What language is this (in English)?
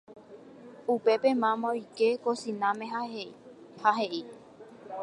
Guarani